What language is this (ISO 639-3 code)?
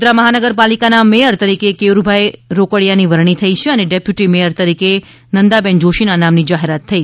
guj